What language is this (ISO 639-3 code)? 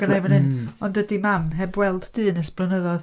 cym